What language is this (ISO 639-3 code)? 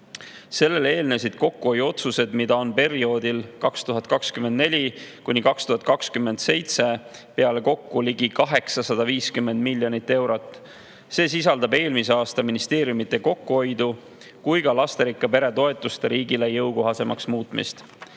est